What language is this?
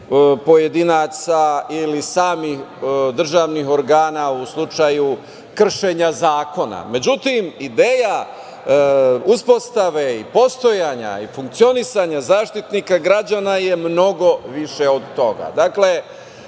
Serbian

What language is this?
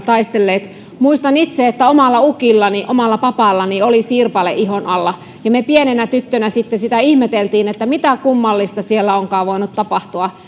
Finnish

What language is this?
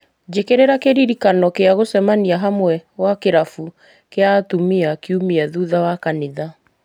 Kikuyu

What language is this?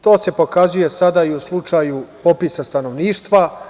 Serbian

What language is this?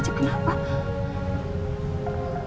Indonesian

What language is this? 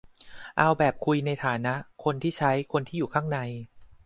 Thai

